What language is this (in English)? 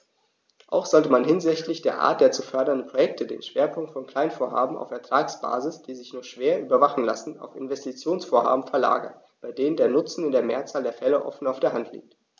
German